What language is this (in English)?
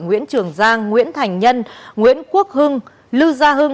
Vietnamese